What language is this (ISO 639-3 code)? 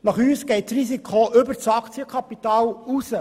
gsw